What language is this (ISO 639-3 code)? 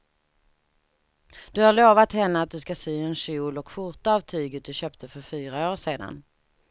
swe